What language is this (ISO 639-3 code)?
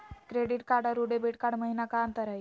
mag